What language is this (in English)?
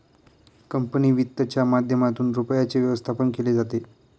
Marathi